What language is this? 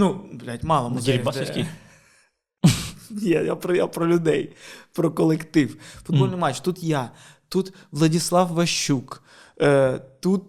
Ukrainian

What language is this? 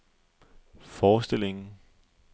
Danish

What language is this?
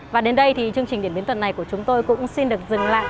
Vietnamese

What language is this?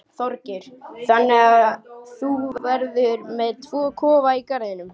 Icelandic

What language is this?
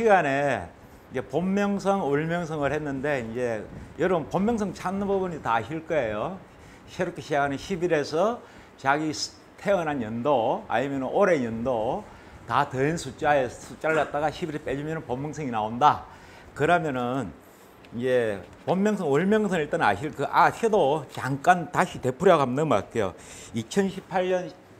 Korean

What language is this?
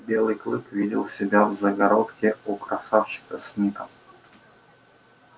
Russian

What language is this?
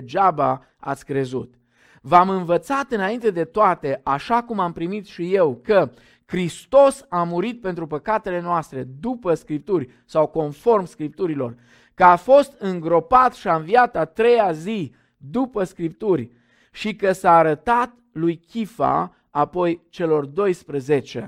Romanian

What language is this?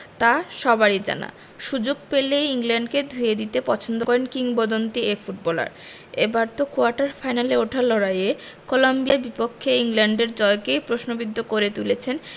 Bangla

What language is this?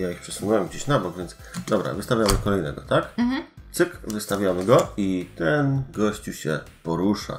Polish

